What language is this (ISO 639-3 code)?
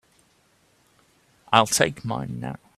eng